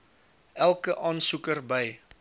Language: Afrikaans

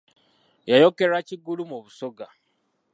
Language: Ganda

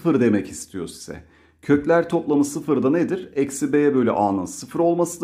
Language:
Turkish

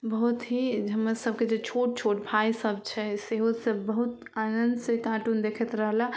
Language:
Maithili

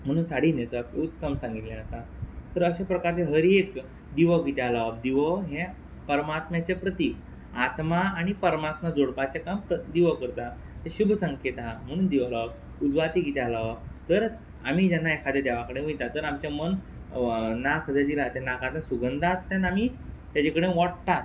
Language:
Konkani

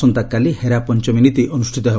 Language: Odia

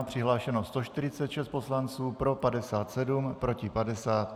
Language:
Czech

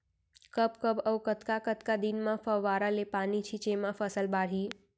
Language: Chhattisgarhi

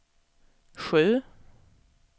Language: Swedish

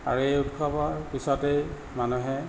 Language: Assamese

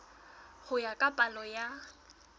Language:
Southern Sotho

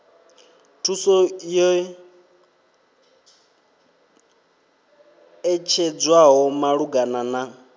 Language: Venda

